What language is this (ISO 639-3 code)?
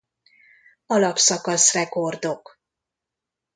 hun